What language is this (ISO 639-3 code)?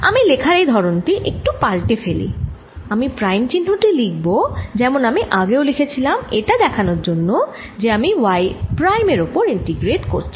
ben